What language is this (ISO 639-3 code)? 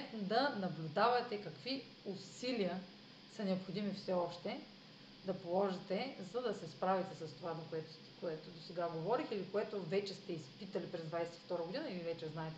bul